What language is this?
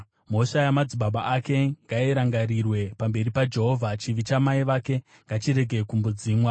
Shona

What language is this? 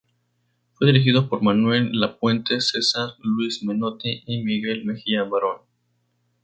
Spanish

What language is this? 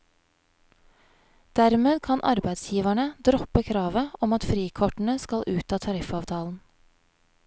Norwegian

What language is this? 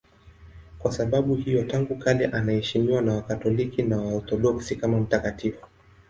Swahili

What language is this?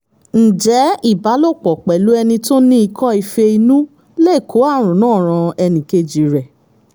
Yoruba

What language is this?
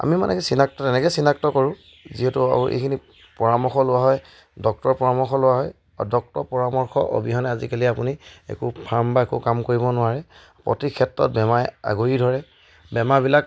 Assamese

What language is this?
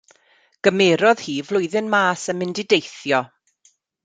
Welsh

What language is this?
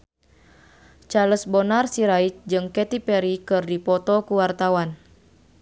Sundanese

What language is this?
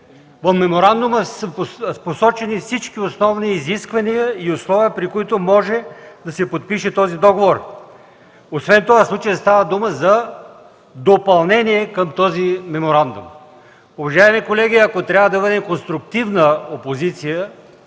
Bulgarian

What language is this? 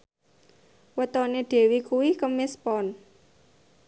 Javanese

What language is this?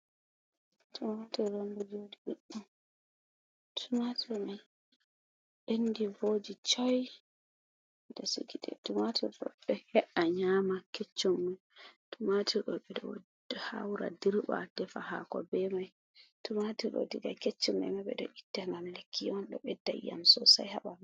Fula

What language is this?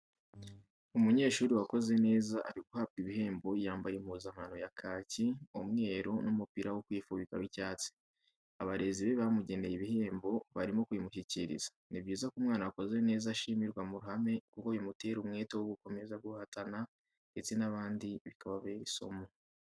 Kinyarwanda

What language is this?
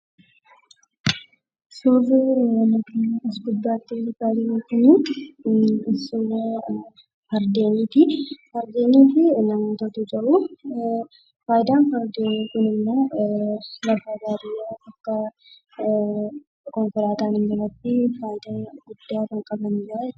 Oromo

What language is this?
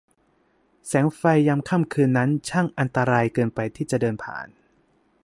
Thai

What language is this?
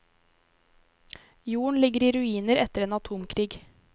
Norwegian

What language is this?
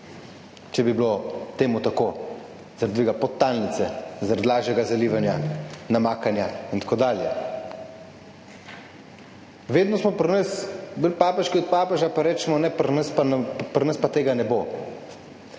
Slovenian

